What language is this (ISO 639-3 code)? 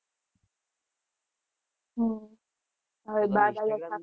guj